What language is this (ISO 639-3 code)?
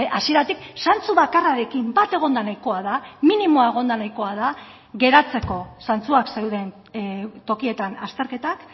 eus